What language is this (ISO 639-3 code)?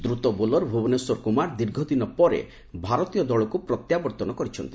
ori